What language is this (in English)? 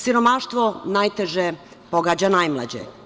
Serbian